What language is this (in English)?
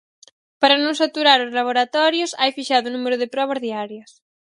Galician